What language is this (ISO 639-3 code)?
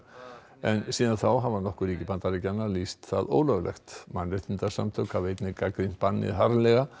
isl